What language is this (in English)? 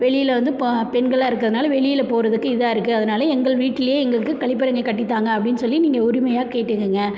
Tamil